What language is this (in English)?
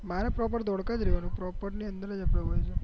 Gujarati